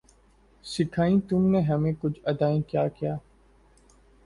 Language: Urdu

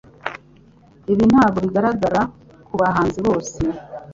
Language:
Kinyarwanda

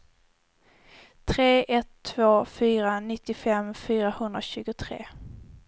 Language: Swedish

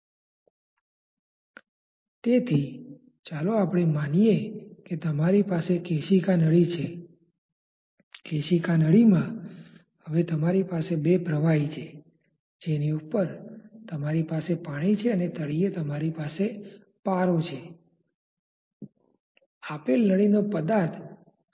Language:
Gujarati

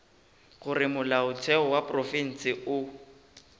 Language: Northern Sotho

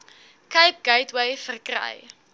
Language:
Afrikaans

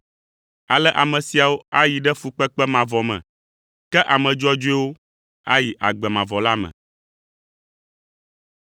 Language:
Ewe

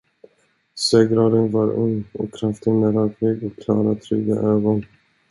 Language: Swedish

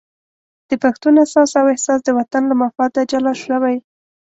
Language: Pashto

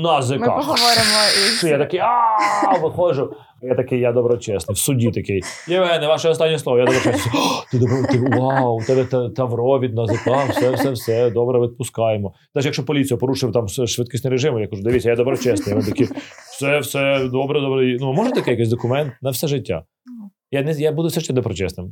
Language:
Ukrainian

